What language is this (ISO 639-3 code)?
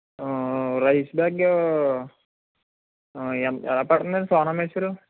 tel